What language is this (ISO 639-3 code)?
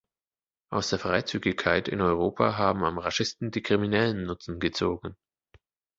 deu